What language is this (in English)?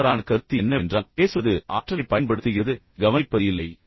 Tamil